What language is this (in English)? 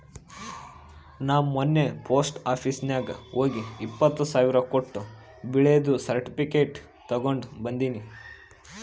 Kannada